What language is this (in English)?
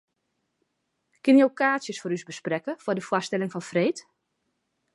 Western Frisian